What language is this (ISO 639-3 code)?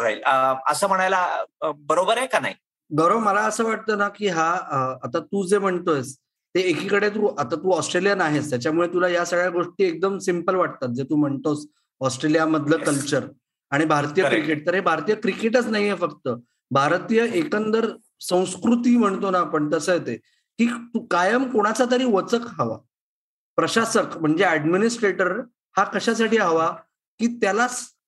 mar